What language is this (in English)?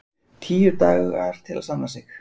Icelandic